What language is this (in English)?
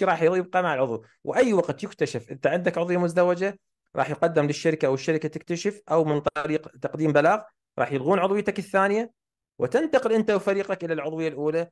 Arabic